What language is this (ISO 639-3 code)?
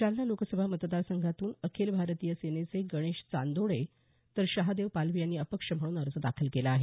mar